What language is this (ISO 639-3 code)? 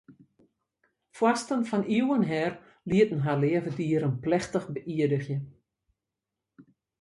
fry